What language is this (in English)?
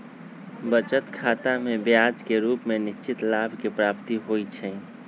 Magahi